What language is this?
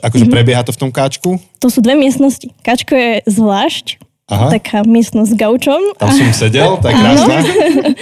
Slovak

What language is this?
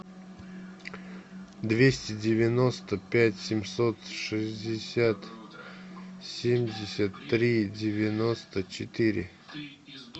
Russian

